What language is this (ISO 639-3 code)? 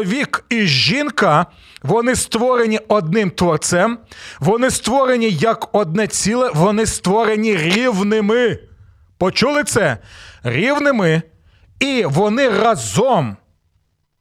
ukr